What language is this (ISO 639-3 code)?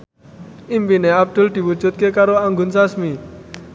jav